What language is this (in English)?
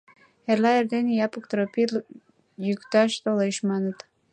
Mari